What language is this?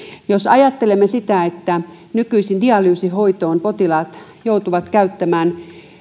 Finnish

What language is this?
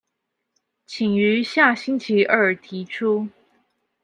Chinese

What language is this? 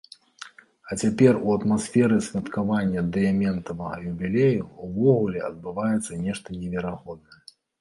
Belarusian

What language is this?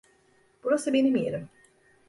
Turkish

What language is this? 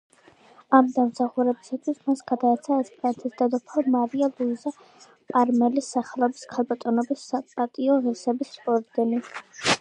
Georgian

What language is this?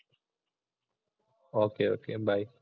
Malayalam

